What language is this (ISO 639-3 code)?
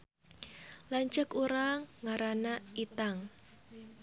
sun